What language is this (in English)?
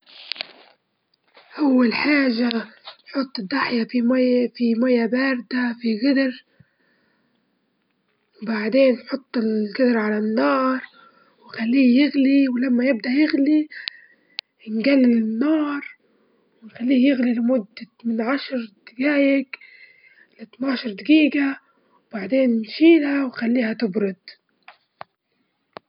Libyan Arabic